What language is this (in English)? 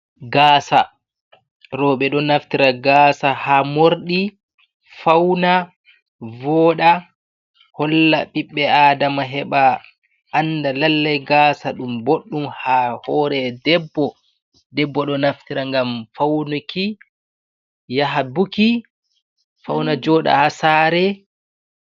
Fula